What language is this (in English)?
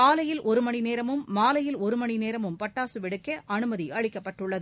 Tamil